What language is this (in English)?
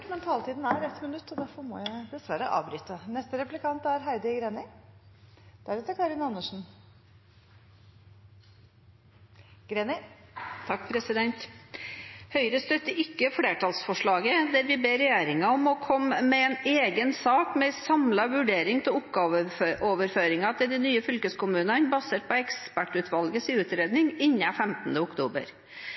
Norwegian